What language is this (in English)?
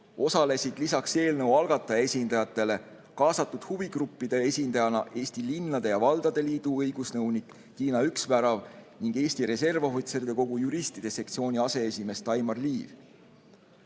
Estonian